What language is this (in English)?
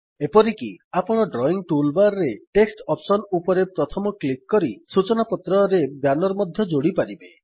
Odia